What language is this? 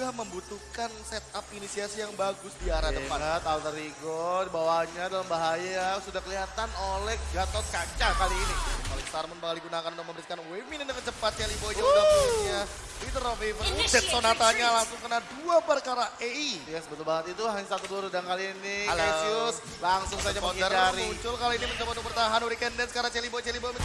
Indonesian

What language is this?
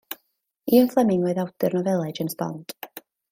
Welsh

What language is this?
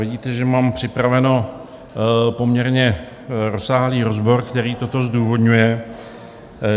Czech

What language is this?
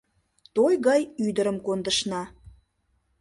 Mari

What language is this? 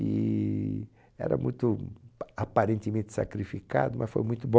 Portuguese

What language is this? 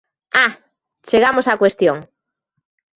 Galician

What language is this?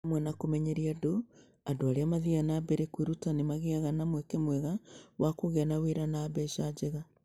Kikuyu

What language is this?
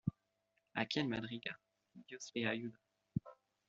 Spanish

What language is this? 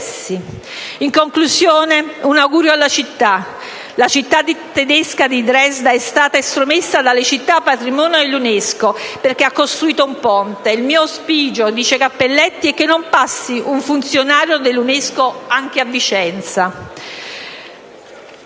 Italian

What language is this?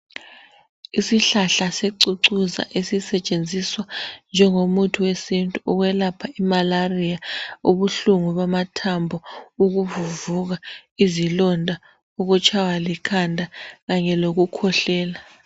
North Ndebele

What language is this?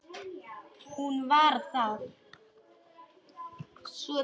Icelandic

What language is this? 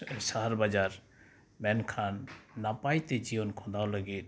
Santali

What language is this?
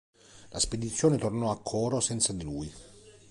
Italian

